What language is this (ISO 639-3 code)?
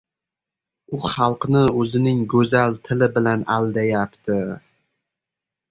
uzb